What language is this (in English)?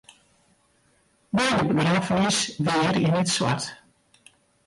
Western Frisian